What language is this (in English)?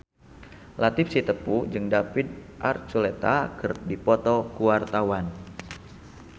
Sundanese